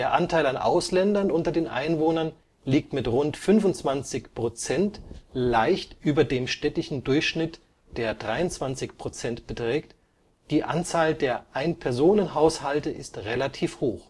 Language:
German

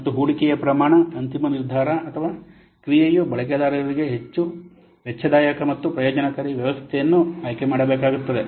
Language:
Kannada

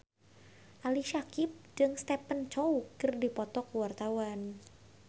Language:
Sundanese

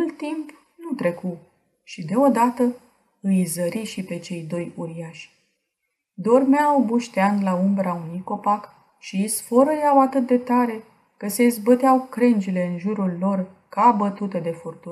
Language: Romanian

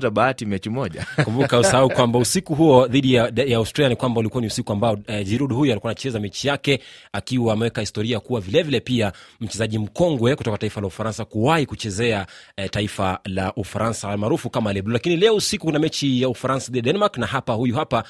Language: Swahili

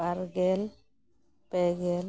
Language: Santali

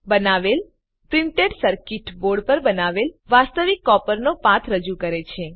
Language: Gujarati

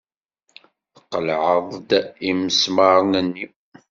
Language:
Kabyle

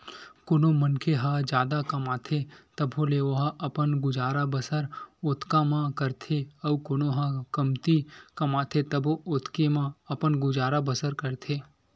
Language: Chhattisgarhi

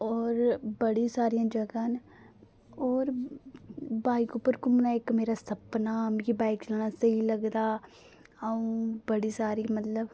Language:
Dogri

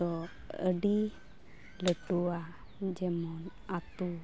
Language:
Santali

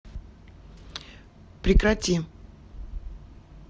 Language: Russian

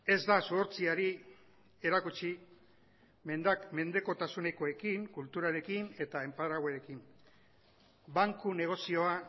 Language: Basque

